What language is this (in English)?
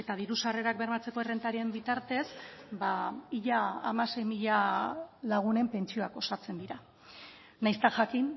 Basque